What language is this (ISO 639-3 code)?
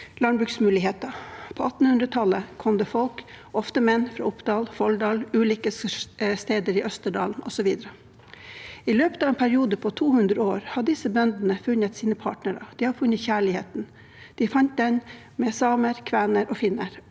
nor